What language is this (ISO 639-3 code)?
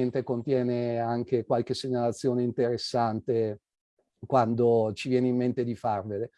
ita